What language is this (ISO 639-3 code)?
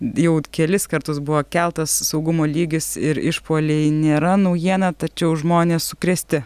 lit